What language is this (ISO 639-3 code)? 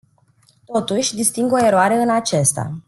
ron